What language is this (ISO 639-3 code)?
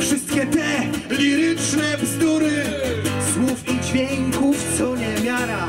pol